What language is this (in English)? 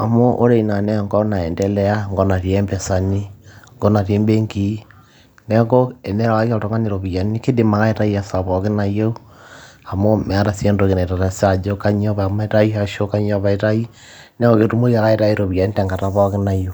Masai